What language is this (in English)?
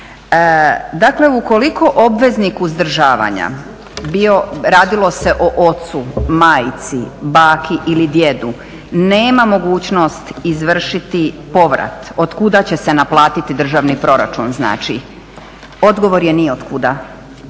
Croatian